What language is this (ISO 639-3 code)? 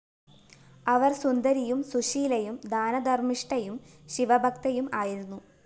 mal